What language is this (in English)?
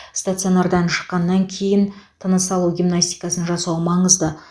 Kazakh